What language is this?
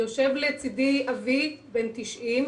Hebrew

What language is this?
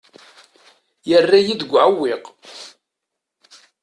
Kabyle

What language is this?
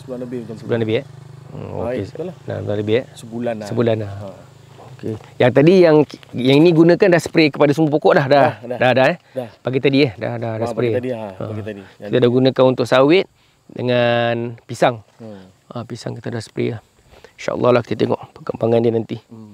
Malay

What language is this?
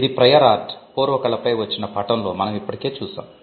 Telugu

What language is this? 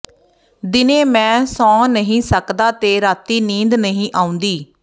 Punjabi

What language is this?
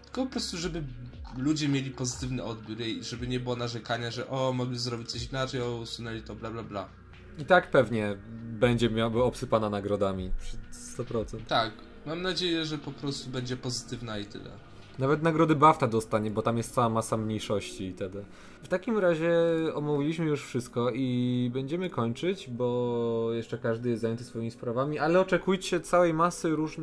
Polish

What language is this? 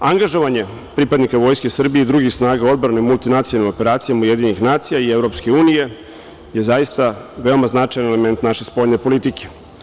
Serbian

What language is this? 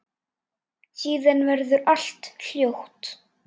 Icelandic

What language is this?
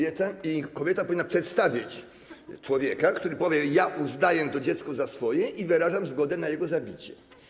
Polish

